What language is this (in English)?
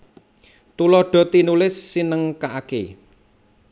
Javanese